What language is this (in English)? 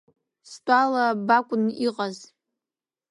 Abkhazian